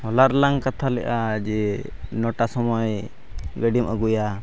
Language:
Santali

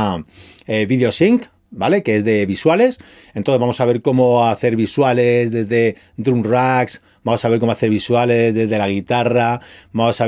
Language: Spanish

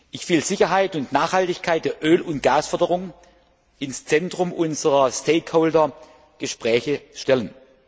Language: German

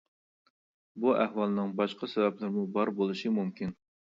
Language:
Uyghur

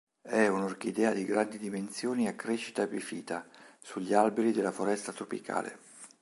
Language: Italian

